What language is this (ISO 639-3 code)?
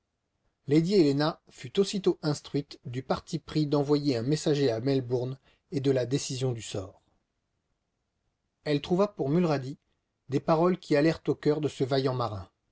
fra